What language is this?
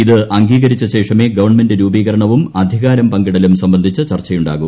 Malayalam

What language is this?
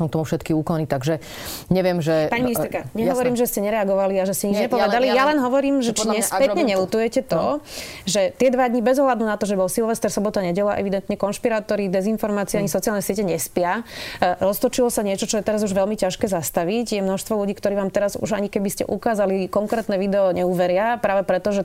Slovak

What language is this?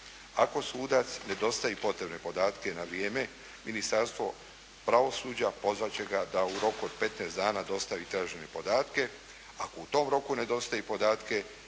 Croatian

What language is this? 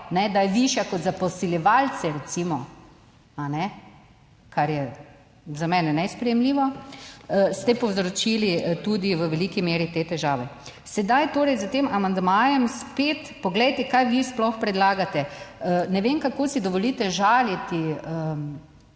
Slovenian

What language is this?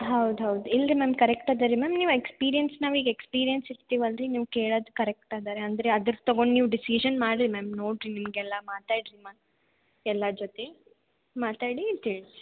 Kannada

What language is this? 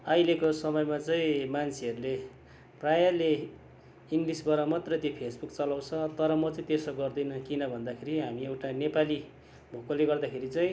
Nepali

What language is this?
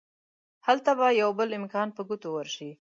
Pashto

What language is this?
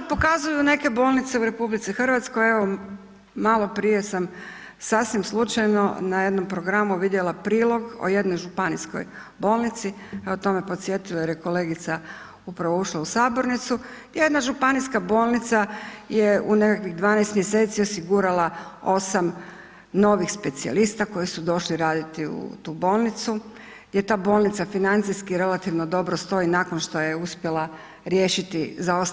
Croatian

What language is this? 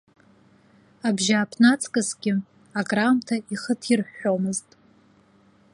Abkhazian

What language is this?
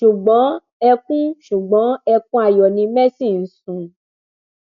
Yoruba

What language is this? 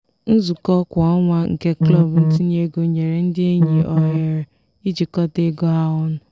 Igbo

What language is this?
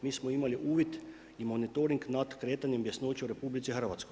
Croatian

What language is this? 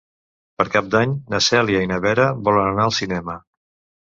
Catalan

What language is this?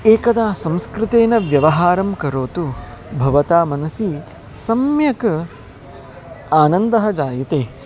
Sanskrit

